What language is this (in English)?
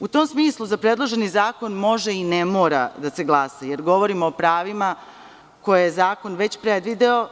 Serbian